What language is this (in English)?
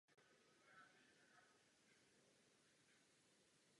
Czech